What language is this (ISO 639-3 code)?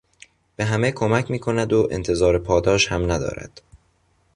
fas